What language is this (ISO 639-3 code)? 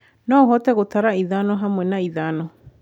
kik